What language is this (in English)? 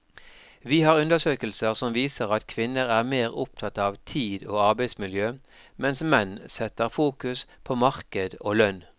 Norwegian